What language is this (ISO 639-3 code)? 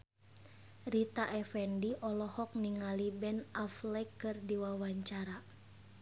sun